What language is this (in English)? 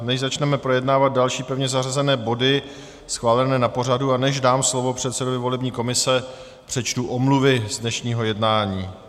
Czech